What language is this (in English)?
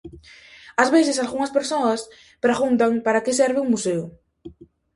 Galician